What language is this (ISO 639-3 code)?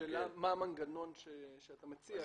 heb